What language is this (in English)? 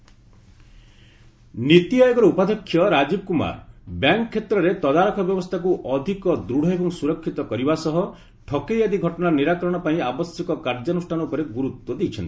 Odia